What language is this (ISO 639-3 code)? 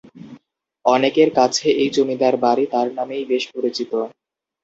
ben